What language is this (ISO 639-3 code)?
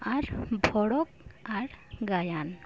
sat